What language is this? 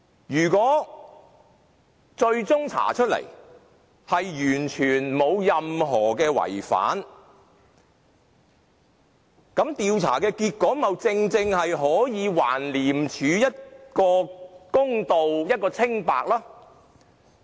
Cantonese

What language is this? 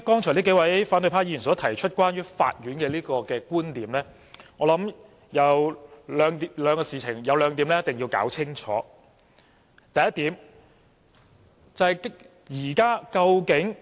Cantonese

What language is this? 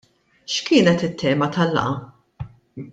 Maltese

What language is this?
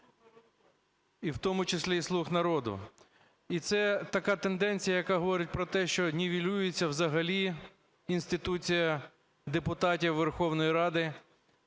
Ukrainian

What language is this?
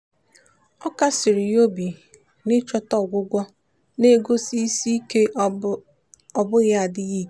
Igbo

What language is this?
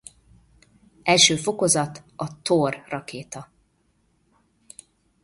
Hungarian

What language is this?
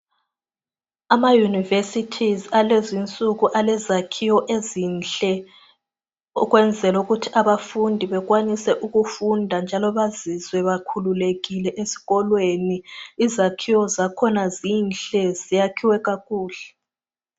North Ndebele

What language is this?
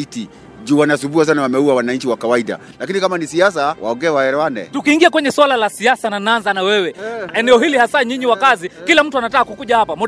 Swahili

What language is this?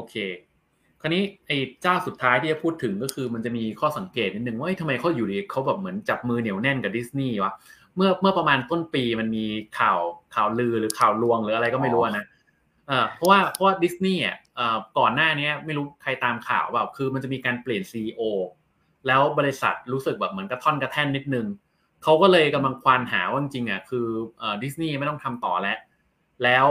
Thai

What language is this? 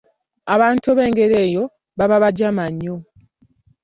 Ganda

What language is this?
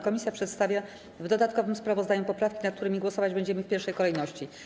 Polish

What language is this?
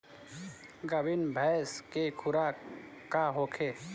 Bhojpuri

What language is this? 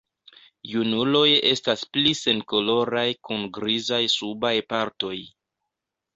Esperanto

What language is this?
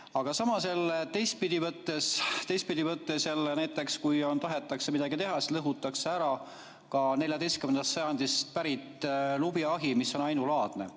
Estonian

